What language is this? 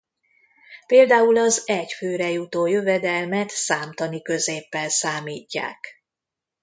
Hungarian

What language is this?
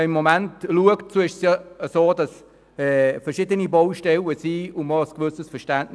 Swiss German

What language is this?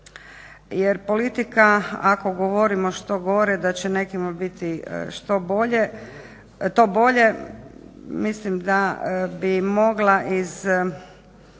Croatian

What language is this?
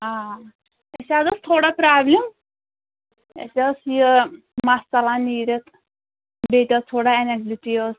Kashmiri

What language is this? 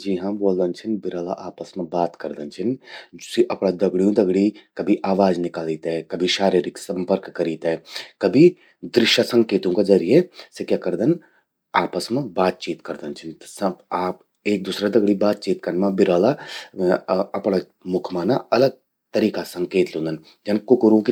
Garhwali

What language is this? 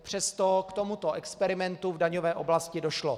Czech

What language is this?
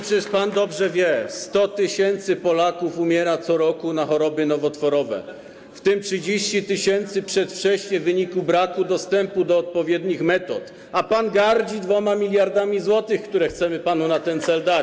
Polish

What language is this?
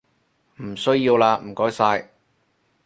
Cantonese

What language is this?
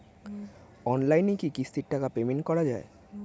Bangla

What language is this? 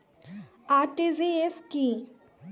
Bangla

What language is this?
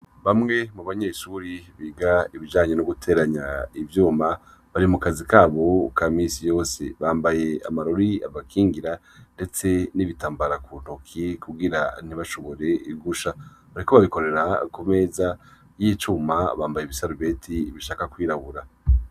Rundi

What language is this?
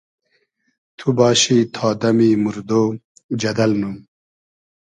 Hazaragi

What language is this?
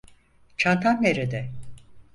Turkish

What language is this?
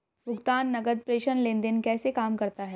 Hindi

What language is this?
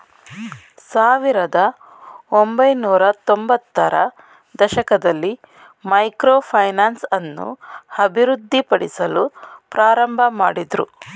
Kannada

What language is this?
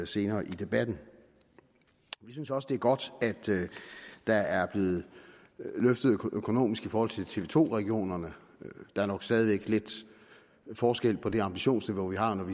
Danish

